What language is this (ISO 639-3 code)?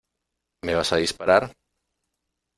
spa